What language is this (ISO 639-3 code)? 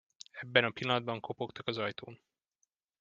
hun